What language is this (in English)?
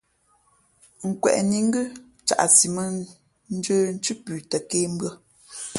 Fe'fe'